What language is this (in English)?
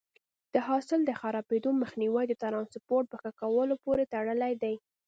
Pashto